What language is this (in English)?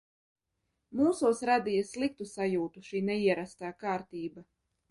Latvian